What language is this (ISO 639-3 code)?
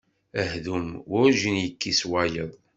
kab